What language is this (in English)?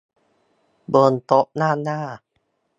Thai